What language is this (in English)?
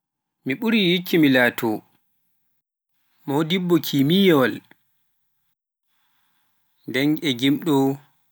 Pular